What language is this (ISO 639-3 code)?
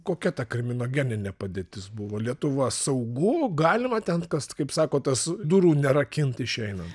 lit